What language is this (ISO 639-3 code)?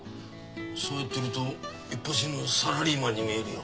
jpn